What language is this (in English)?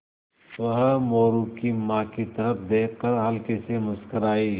Hindi